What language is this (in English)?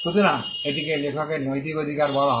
Bangla